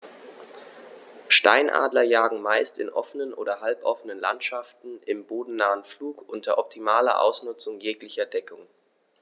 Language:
German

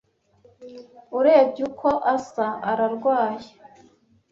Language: Kinyarwanda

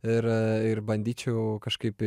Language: Lithuanian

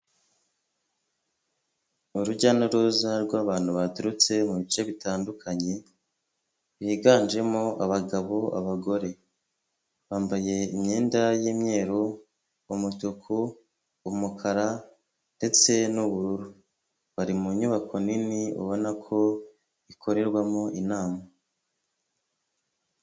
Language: Kinyarwanda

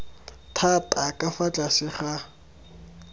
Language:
Tswana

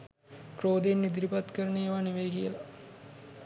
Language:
Sinhala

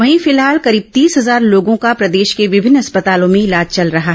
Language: Hindi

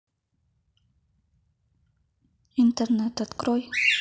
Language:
Russian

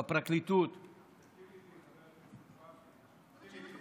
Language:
Hebrew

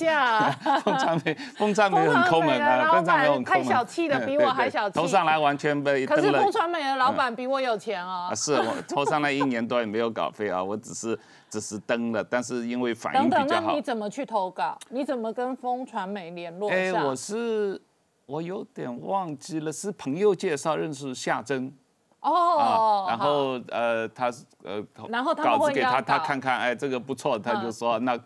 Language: Chinese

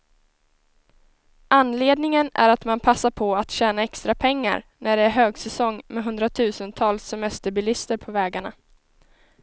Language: Swedish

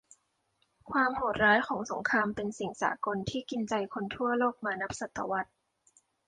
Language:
Thai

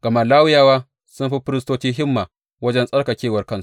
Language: Hausa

